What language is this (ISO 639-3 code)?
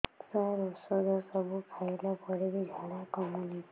ori